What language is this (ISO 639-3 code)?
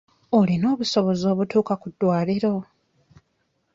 lug